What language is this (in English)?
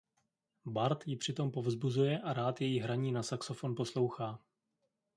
Czech